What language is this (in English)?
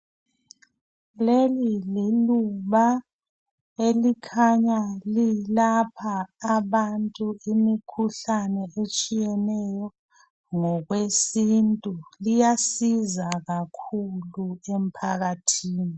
North Ndebele